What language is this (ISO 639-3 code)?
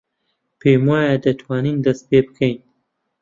ckb